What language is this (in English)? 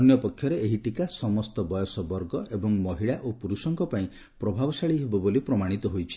Odia